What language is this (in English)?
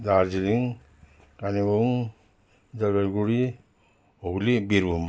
Nepali